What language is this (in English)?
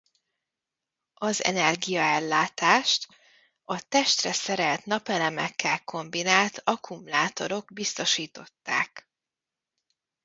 Hungarian